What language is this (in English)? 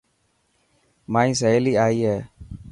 Dhatki